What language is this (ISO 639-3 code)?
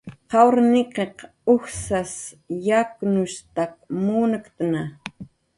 jqr